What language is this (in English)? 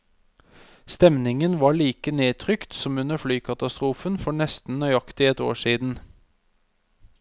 Norwegian